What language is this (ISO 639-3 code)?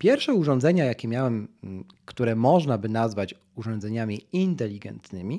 pol